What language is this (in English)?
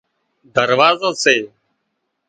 Wadiyara Koli